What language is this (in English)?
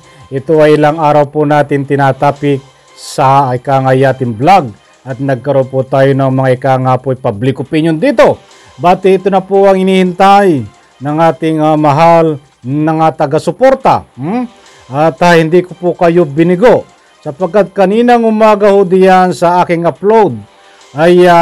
Filipino